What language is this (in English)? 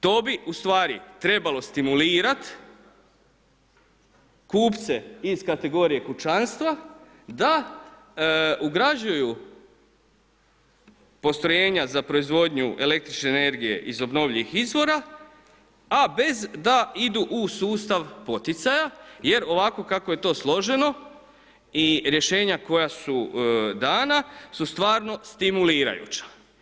Croatian